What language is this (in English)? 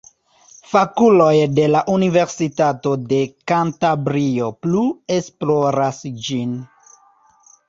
Esperanto